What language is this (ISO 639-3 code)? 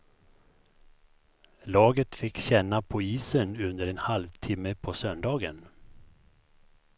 swe